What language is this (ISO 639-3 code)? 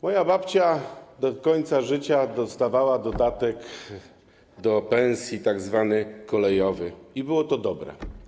pol